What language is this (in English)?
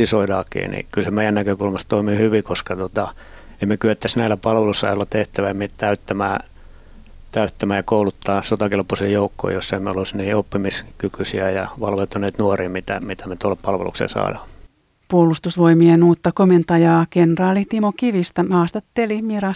Finnish